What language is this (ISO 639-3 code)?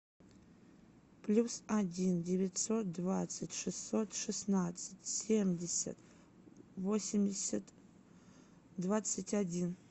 rus